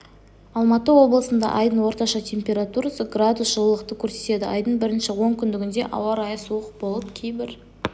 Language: Kazakh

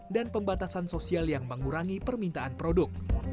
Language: Indonesian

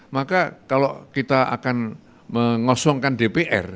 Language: Indonesian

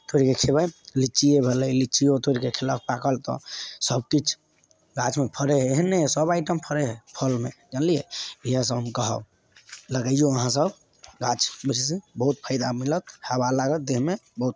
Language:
Maithili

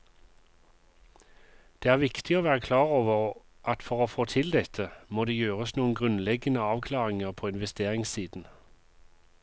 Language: Norwegian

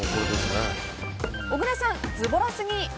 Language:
Japanese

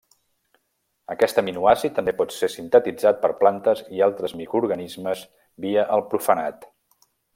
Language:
Catalan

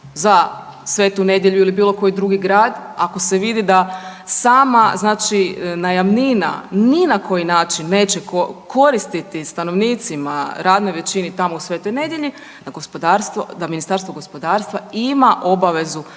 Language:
Croatian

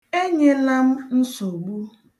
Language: Igbo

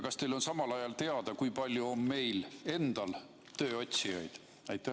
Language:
Estonian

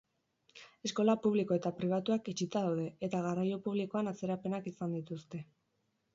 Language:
Basque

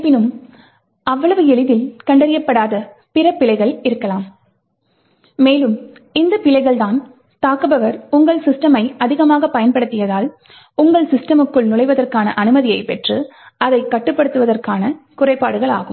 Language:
Tamil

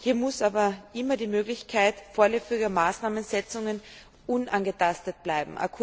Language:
German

